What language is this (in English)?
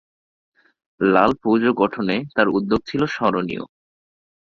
Bangla